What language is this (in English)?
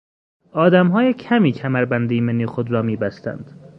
Persian